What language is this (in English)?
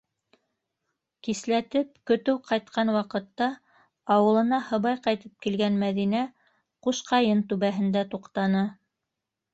Bashkir